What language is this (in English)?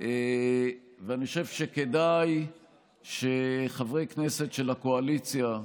Hebrew